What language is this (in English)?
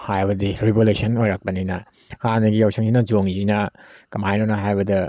Manipuri